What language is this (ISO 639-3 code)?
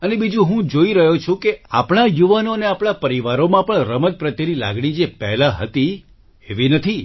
guj